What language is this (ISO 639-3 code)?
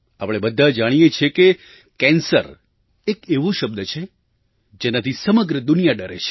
guj